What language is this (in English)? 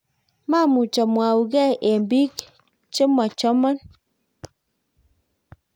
Kalenjin